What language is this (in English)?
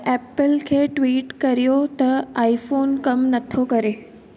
Sindhi